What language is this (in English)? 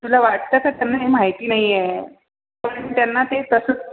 Marathi